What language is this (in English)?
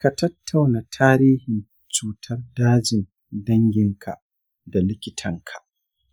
Hausa